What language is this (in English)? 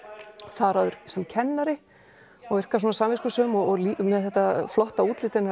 Icelandic